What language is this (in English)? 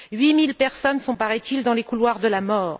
French